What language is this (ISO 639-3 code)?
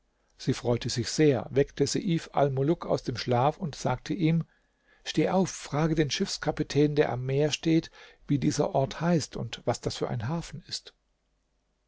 deu